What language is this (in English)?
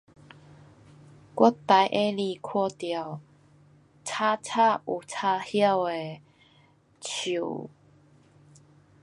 Pu-Xian Chinese